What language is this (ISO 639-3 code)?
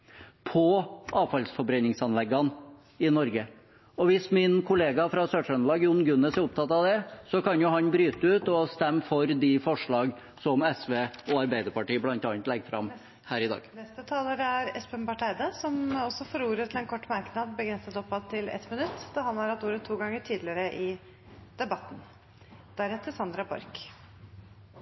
nob